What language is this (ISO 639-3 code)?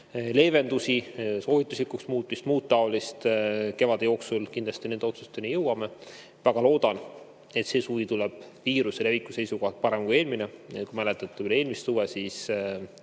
est